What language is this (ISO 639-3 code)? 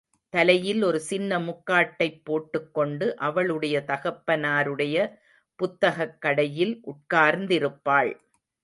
tam